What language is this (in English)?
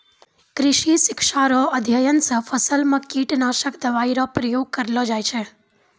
Maithili